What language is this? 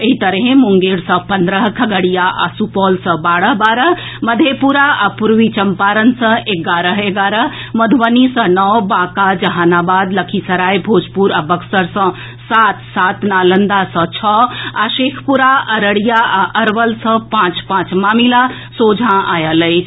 Maithili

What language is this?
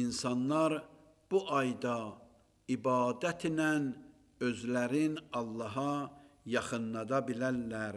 Turkish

